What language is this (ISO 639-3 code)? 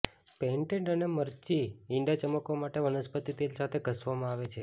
guj